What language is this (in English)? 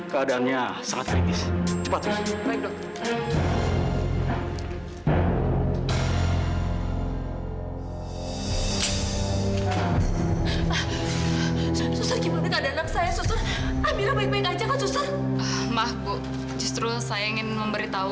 Indonesian